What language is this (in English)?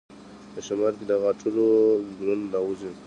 Pashto